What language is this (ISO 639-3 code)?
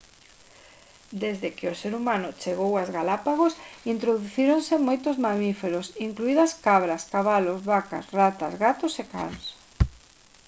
glg